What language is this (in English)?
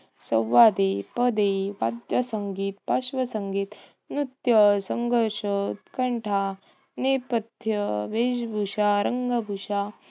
Marathi